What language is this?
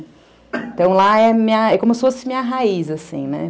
Portuguese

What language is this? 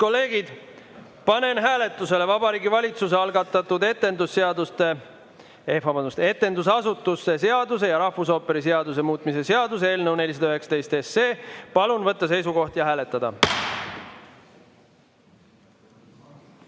Estonian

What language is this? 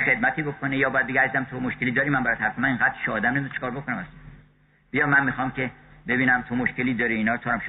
Persian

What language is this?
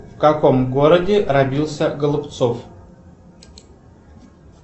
Russian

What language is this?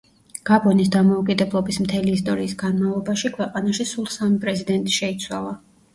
Georgian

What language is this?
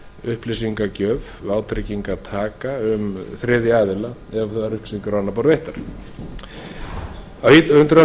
Icelandic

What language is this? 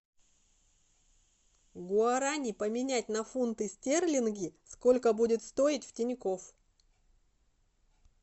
Russian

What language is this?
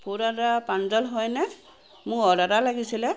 Assamese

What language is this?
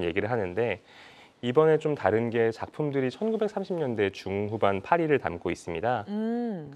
Korean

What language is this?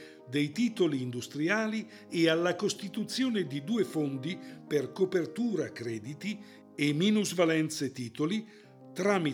Italian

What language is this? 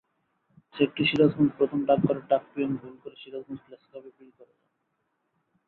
Bangla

